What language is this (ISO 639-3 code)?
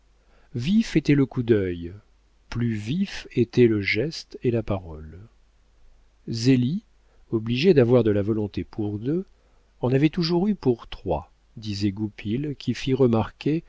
fra